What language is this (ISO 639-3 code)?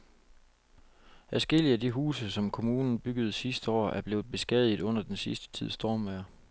dan